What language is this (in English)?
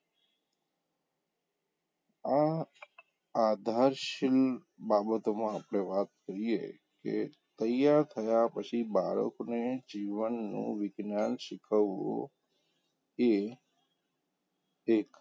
Gujarati